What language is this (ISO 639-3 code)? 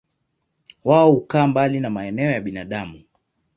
swa